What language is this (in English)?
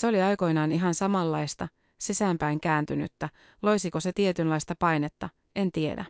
Finnish